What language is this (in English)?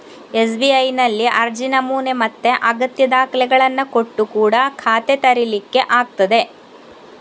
Kannada